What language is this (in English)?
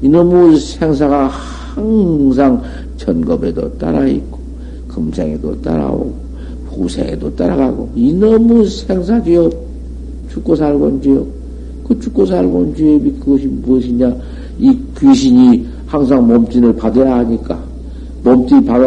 Korean